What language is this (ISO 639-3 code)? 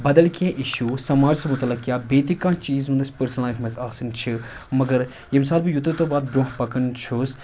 kas